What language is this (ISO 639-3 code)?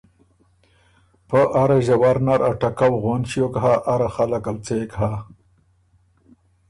oru